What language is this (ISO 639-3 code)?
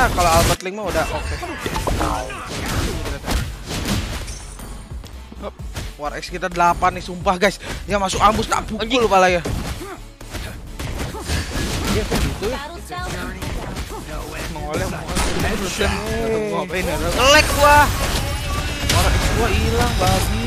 ind